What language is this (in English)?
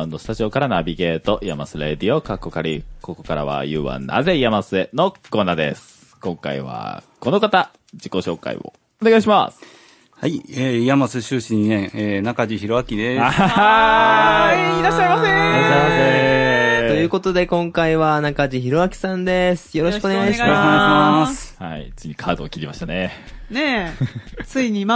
Japanese